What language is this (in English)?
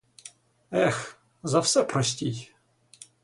Ukrainian